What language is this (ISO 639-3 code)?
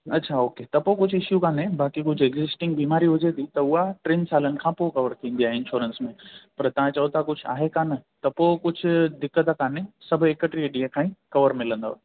snd